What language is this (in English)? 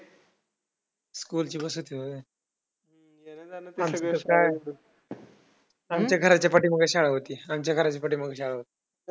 Marathi